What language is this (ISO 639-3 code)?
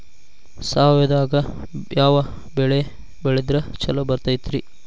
kan